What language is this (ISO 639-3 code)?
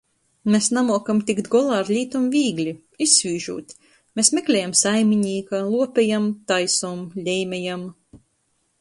ltg